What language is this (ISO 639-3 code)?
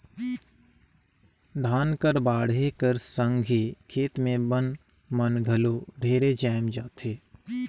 hne